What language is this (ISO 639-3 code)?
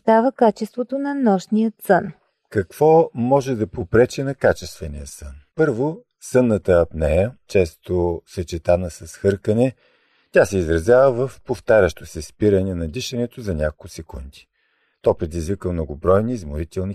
bul